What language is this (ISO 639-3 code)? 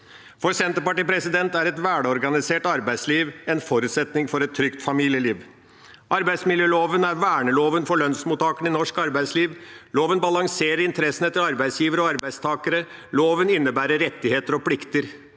nor